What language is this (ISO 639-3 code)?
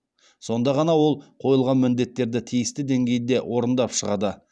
kaz